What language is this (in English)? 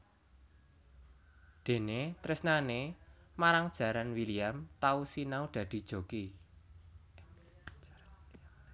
Javanese